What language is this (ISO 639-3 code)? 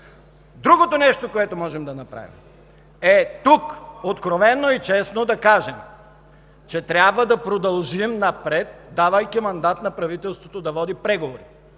bul